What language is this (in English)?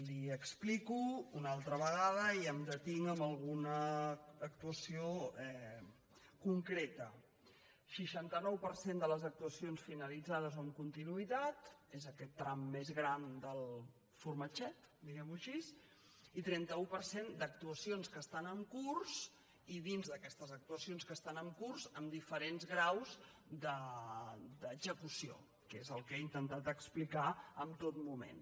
Catalan